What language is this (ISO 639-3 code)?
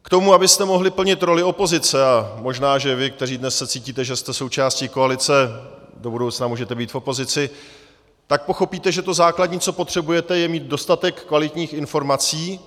ces